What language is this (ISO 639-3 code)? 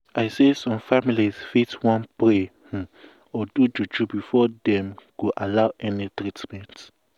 pcm